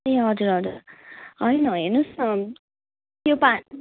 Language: Nepali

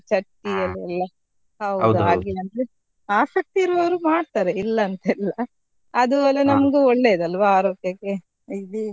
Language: Kannada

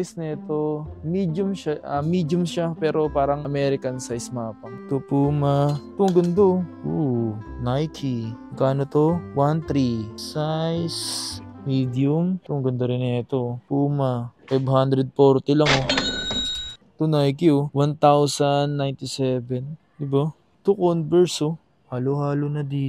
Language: Filipino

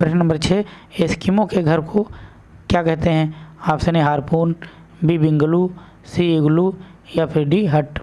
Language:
Hindi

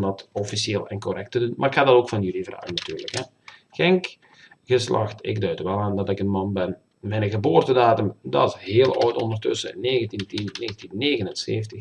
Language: Dutch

